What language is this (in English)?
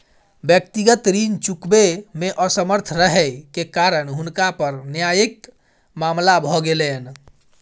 Maithili